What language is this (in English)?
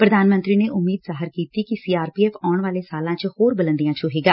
Punjabi